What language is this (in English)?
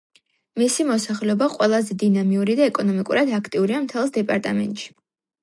Georgian